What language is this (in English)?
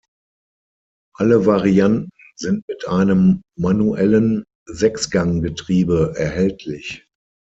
German